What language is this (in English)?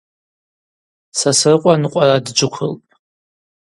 Abaza